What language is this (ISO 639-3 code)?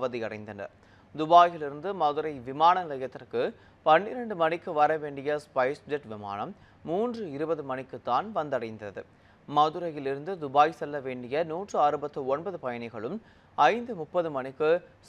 tur